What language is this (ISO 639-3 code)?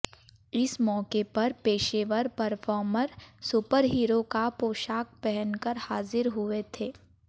hin